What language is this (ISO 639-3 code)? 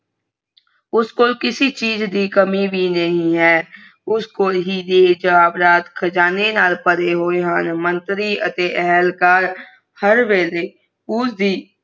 pan